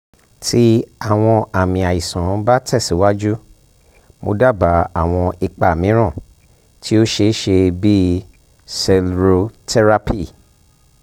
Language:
Yoruba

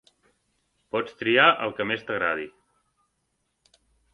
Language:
Catalan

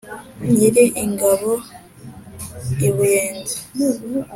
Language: Kinyarwanda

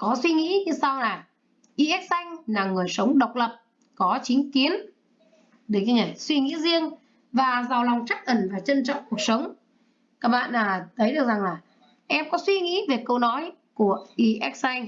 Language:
Vietnamese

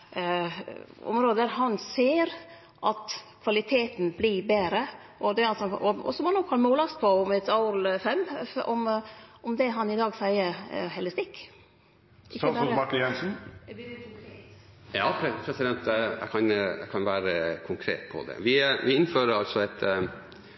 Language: Norwegian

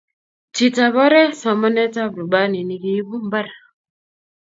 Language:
Kalenjin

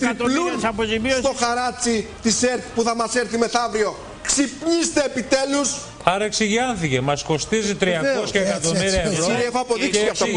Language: Greek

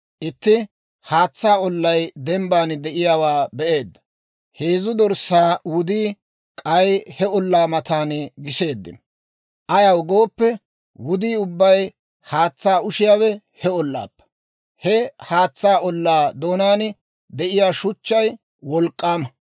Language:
Dawro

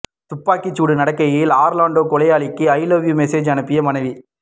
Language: Tamil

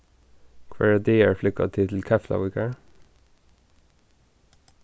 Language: Faroese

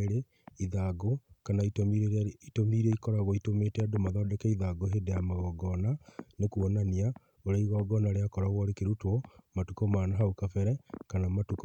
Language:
Kikuyu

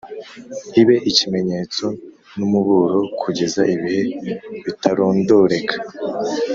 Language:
Kinyarwanda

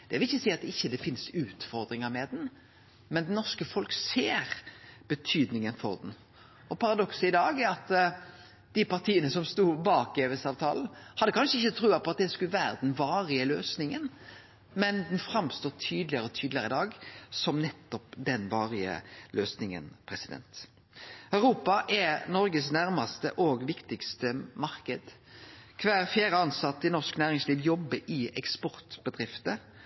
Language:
Norwegian Nynorsk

